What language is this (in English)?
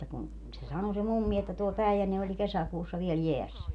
Finnish